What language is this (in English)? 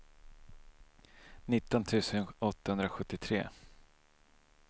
Swedish